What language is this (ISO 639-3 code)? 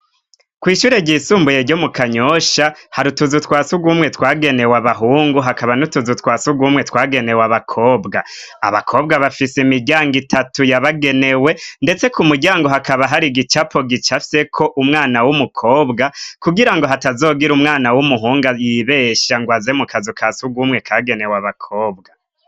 run